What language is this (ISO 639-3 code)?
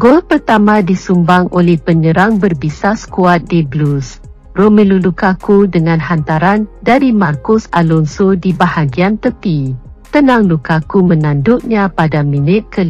msa